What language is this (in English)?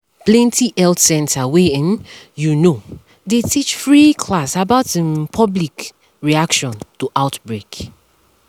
Nigerian Pidgin